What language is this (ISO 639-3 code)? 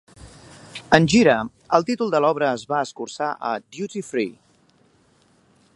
cat